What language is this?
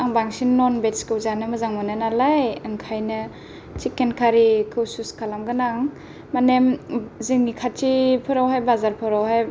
Bodo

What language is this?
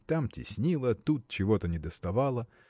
Russian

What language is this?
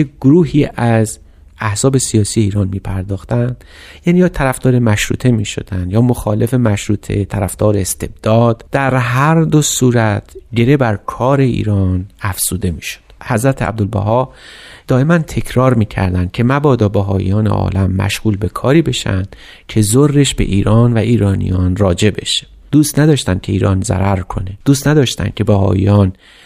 Persian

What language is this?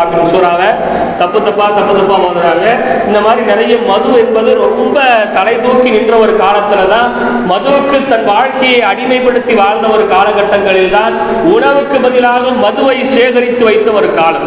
Tamil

